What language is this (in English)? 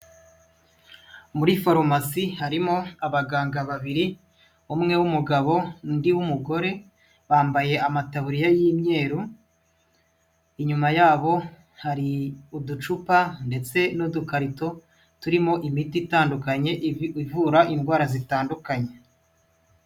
Kinyarwanda